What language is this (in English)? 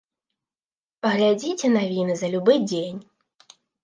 Belarusian